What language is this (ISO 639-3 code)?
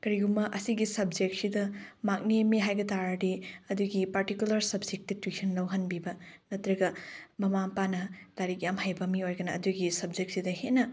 mni